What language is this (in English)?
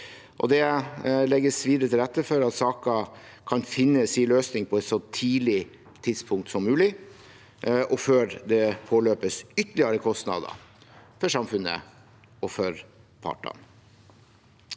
Norwegian